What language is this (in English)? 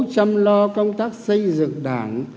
Vietnamese